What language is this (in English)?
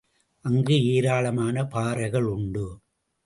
Tamil